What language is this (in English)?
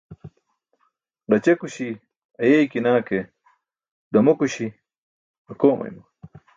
Burushaski